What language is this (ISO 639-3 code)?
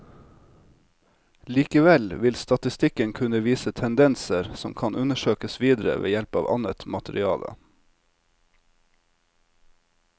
nor